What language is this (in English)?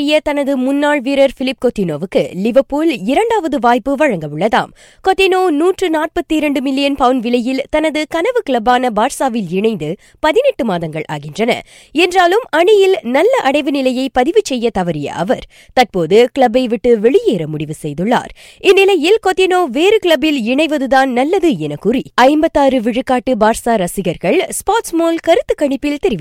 Tamil